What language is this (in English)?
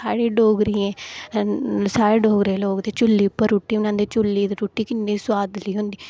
Dogri